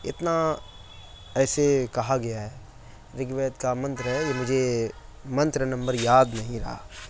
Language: Urdu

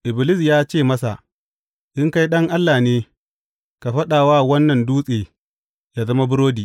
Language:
Hausa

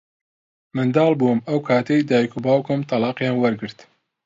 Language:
Central Kurdish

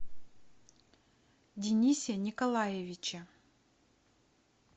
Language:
Russian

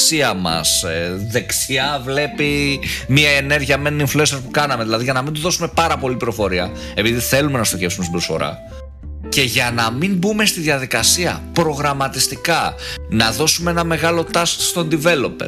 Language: Greek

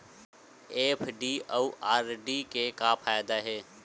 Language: Chhattisgarhi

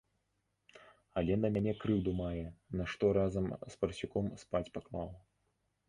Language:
Belarusian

